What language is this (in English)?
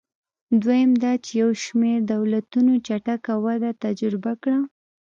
Pashto